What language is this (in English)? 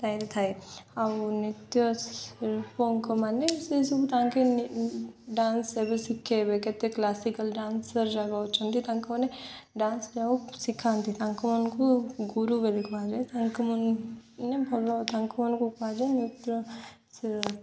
Odia